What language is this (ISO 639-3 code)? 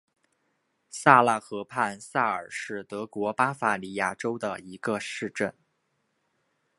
zho